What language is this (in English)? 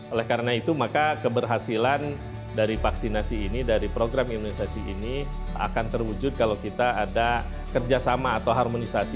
Indonesian